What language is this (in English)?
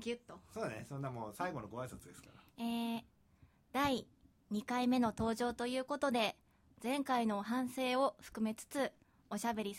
Japanese